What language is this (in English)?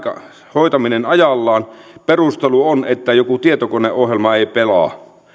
Finnish